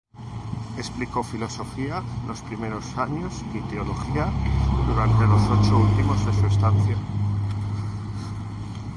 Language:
Spanish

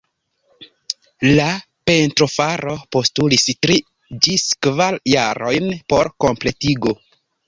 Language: Esperanto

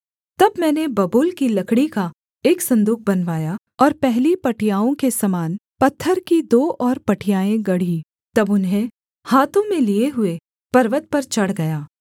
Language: Hindi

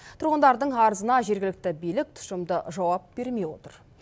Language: Kazakh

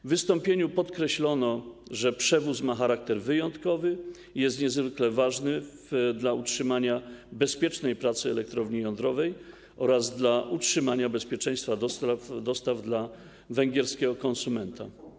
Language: Polish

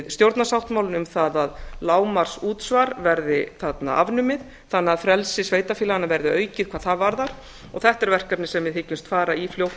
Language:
Icelandic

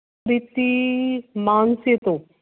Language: Punjabi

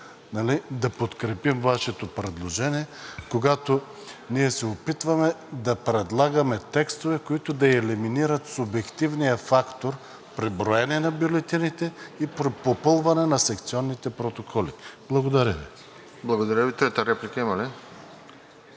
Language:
Bulgarian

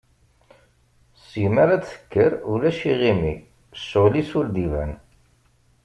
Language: Kabyle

